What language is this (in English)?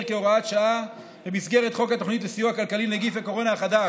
Hebrew